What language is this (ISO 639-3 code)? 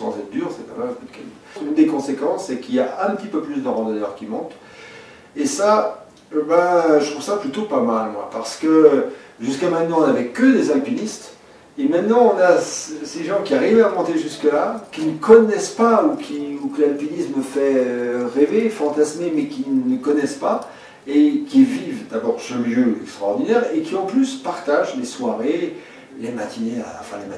fra